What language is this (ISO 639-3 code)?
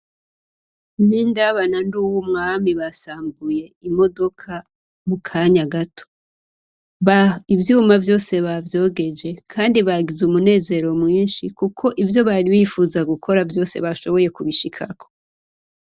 run